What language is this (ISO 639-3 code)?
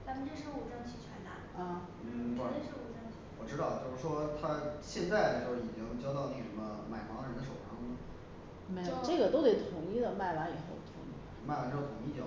zho